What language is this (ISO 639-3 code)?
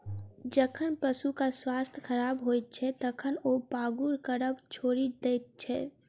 mai